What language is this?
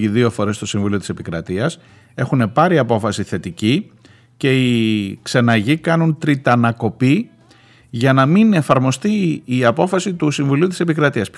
Greek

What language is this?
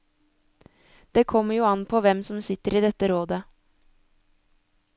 Norwegian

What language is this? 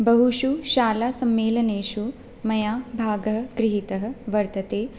Sanskrit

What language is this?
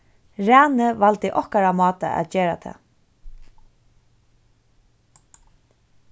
Faroese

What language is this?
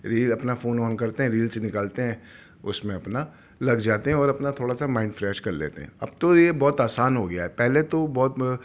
Urdu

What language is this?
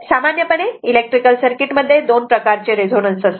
Marathi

